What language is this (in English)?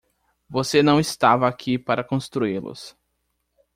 Portuguese